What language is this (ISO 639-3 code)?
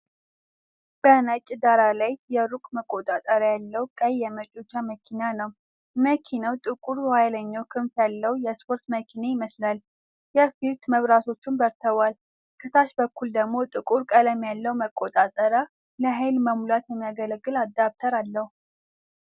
amh